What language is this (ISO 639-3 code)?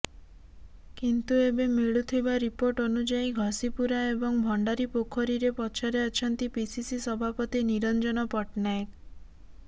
ori